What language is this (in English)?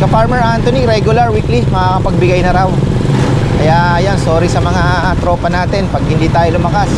Filipino